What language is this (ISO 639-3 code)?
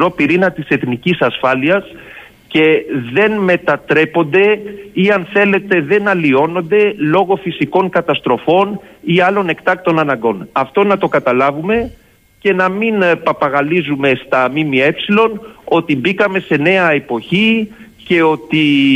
ell